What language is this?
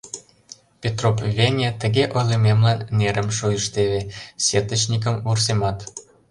Mari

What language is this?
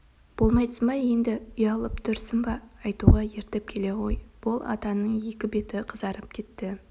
Kazakh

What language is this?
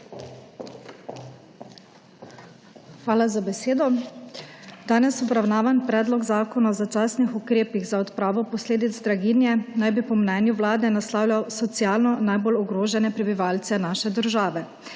Slovenian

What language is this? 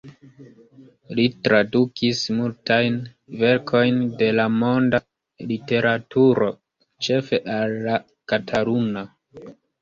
Esperanto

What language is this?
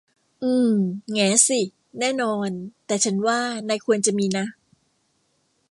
Thai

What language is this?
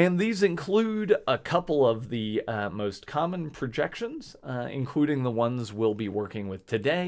English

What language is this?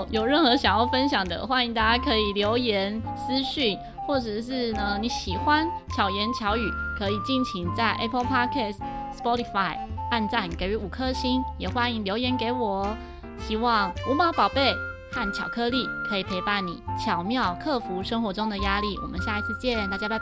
Chinese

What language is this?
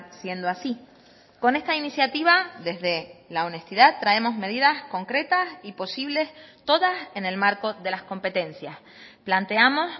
Spanish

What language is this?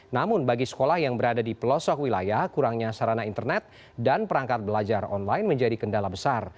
Indonesian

